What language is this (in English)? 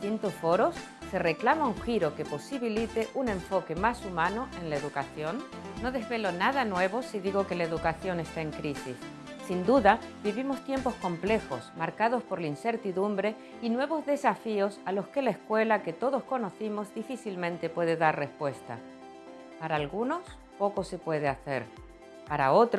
Spanish